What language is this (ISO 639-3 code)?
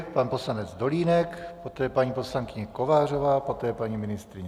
ces